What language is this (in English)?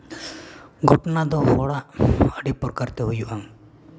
Santali